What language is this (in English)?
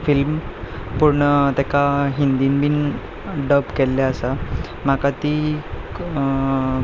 Konkani